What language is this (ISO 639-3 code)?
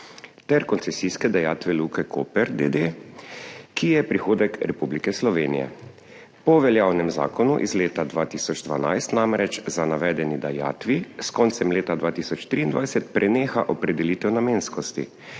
slv